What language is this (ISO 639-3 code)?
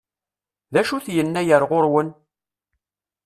kab